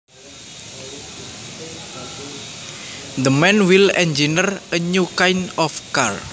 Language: Javanese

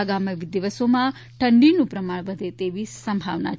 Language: Gujarati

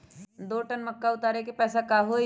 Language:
Magahi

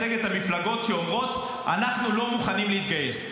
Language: Hebrew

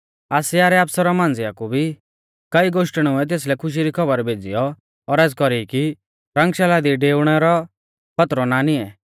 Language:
Mahasu Pahari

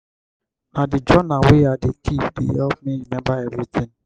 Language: Nigerian Pidgin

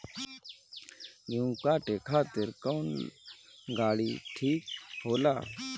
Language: Bhojpuri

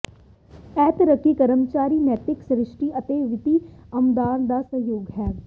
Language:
Punjabi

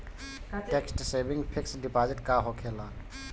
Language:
Bhojpuri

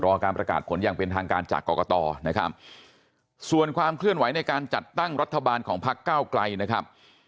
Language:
Thai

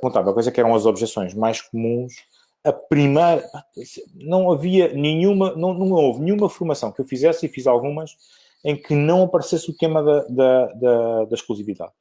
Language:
Portuguese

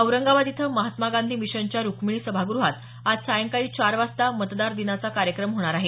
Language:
Marathi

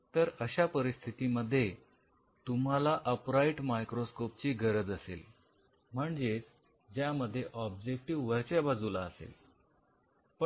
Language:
Marathi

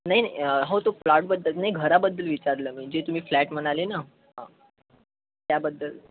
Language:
Marathi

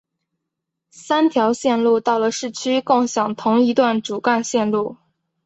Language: Chinese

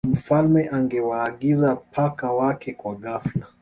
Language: Swahili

